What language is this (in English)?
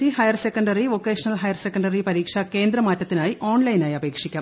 Malayalam